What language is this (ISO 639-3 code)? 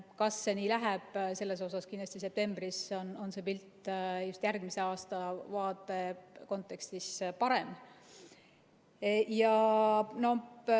est